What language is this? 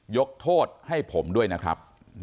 Thai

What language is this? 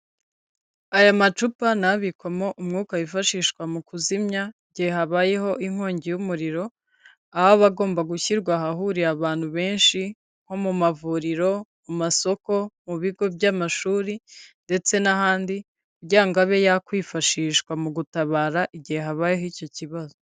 Kinyarwanda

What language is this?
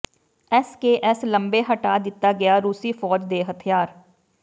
Punjabi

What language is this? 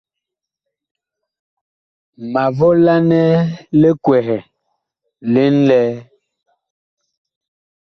Bakoko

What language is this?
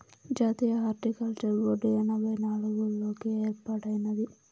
Telugu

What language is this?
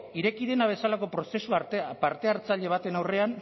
Basque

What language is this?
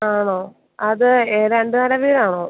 Malayalam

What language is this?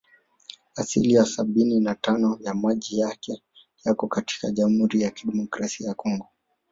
Swahili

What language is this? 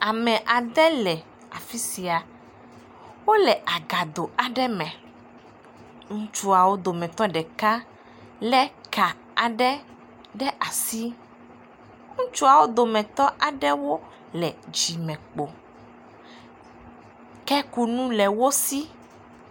Ewe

